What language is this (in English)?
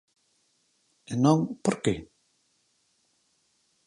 Galician